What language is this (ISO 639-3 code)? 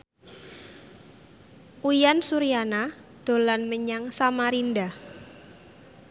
jav